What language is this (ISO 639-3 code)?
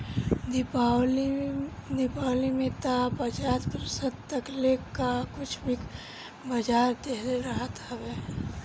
bho